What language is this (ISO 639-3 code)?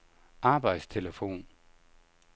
dan